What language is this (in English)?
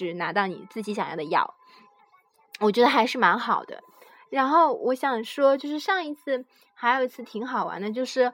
Chinese